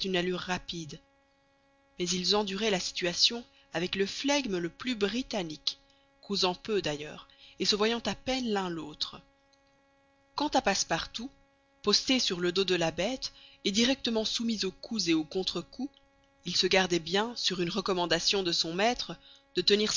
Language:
French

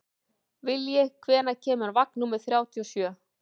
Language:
Icelandic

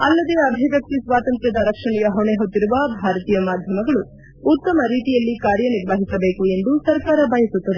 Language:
Kannada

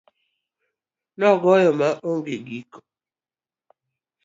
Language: Luo (Kenya and Tanzania)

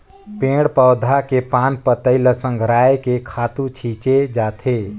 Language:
Chhattisgarhi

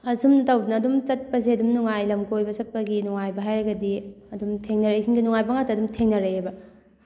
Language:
Manipuri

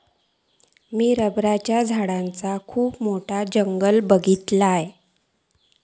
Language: Marathi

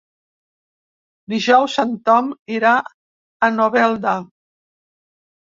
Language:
Catalan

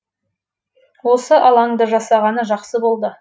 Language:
Kazakh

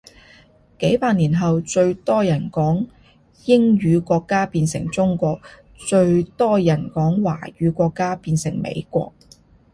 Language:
Cantonese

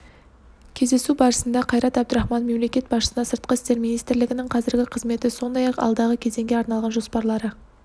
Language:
Kazakh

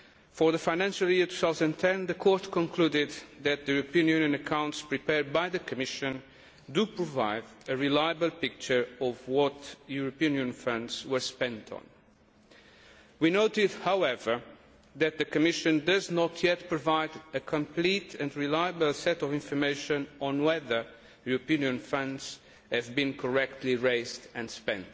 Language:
English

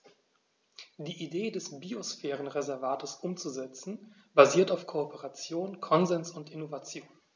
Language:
German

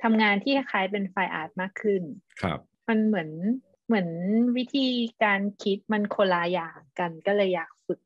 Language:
Thai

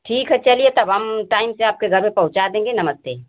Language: Hindi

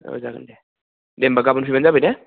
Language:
Bodo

